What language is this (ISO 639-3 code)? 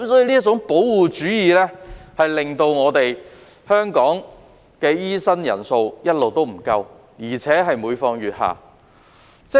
yue